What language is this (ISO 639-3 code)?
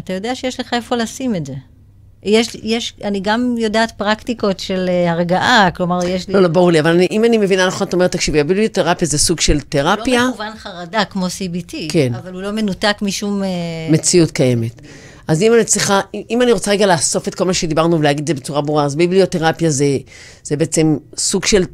heb